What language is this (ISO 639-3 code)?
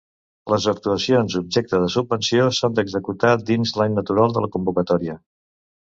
cat